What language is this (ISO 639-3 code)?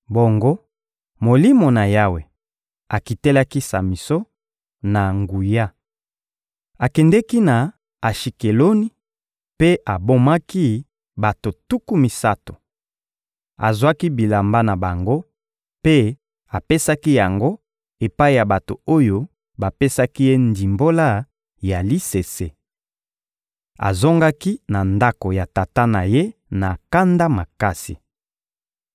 lin